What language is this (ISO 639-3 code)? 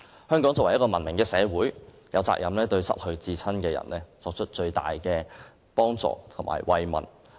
yue